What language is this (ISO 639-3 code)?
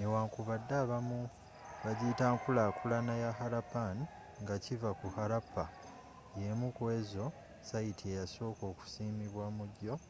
lug